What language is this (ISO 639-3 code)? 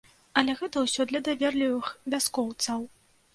bel